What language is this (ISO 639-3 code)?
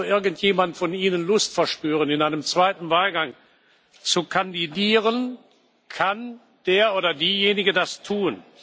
deu